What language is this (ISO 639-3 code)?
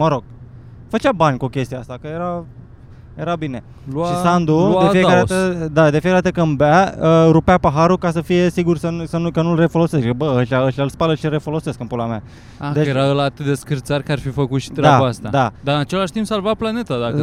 ron